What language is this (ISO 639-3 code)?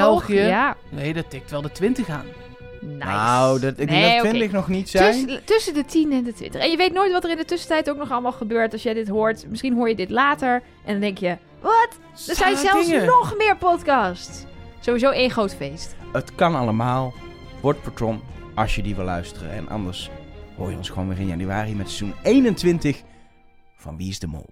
nld